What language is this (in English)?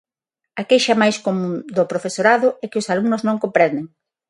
Galician